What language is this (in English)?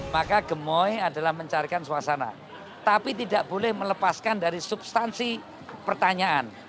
Indonesian